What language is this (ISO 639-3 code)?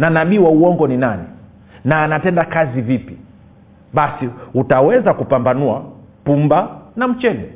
swa